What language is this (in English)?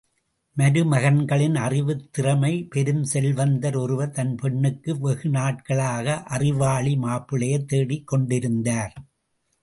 Tamil